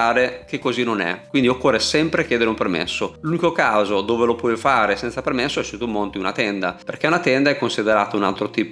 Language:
Italian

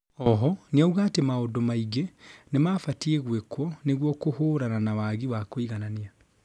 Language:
Kikuyu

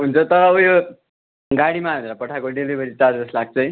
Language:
Nepali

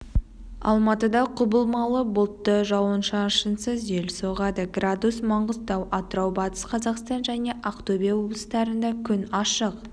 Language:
Kazakh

